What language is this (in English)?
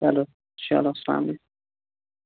Kashmiri